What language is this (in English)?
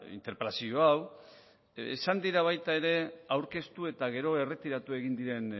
Basque